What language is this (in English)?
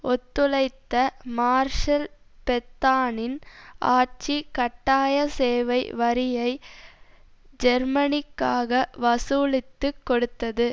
Tamil